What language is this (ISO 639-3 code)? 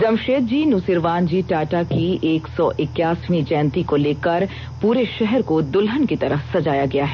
hin